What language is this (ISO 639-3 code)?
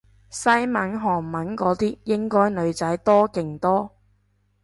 yue